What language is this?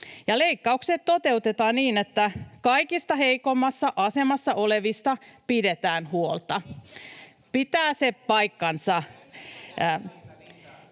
Finnish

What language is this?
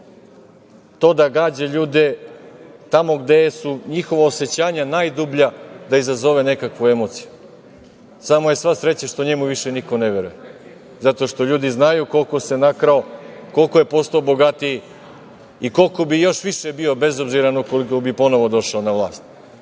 Serbian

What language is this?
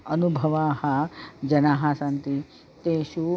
Sanskrit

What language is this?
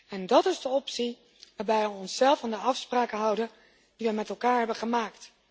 Dutch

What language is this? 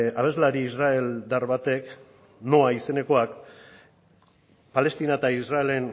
Basque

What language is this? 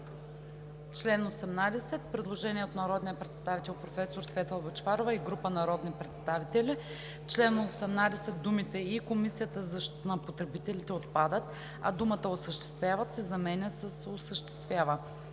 Bulgarian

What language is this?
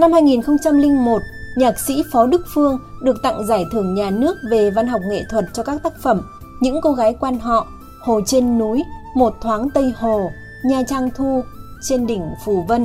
Vietnamese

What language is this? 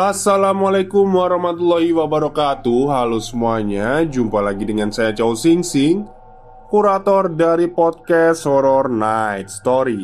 Indonesian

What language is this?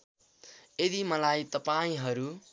Nepali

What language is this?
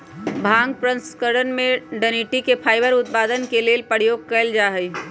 Magahi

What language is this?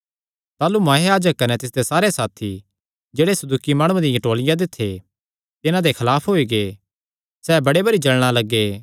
Kangri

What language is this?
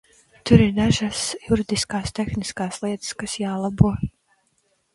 Latvian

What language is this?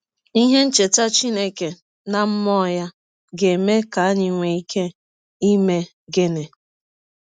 Igbo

